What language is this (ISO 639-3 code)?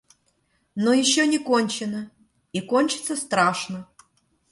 rus